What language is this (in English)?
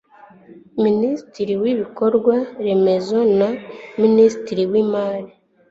Kinyarwanda